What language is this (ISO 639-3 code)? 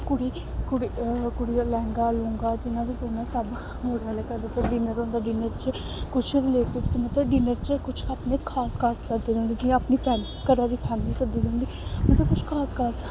doi